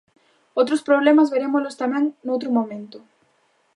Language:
Galician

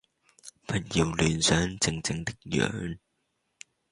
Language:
Cantonese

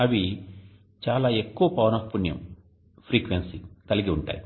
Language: Telugu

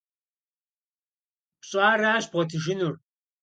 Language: Kabardian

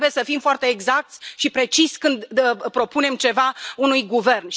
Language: Romanian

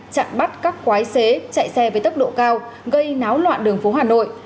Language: Vietnamese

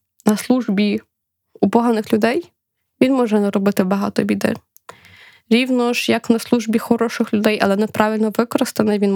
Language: Ukrainian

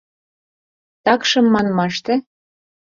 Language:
Mari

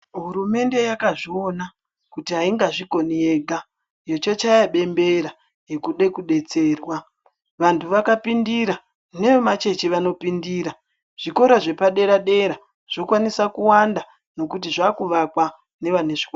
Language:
Ndau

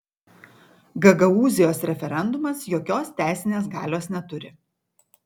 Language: Lithuanian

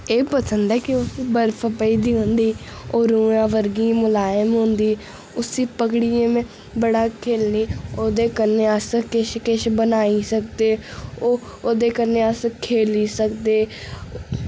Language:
Dogri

